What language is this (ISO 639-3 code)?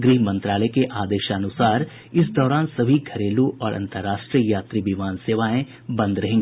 hin